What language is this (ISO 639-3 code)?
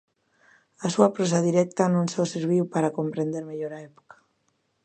glg